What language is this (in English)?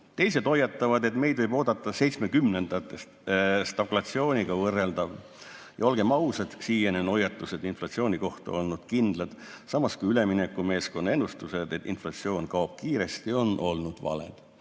Estonian